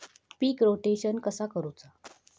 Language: Marathi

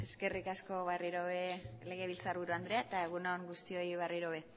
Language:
Basque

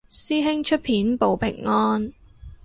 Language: Cantonese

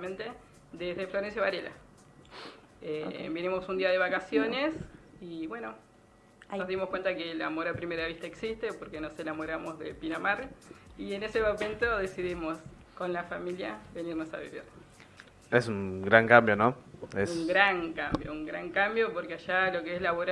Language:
Spanish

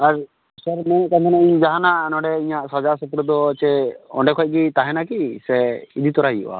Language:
Santali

